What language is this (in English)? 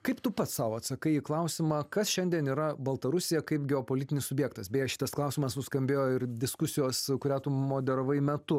Lithuanian